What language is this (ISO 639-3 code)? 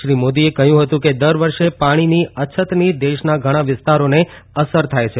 guj